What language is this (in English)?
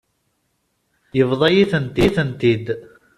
Kabyle